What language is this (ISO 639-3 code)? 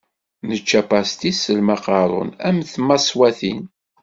kab